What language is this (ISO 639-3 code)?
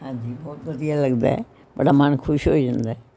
pan